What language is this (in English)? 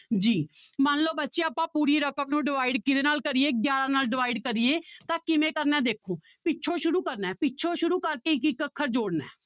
Punjabi